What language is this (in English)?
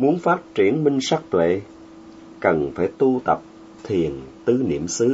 Vietnamese